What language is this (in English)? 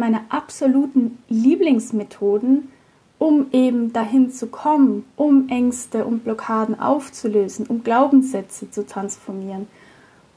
German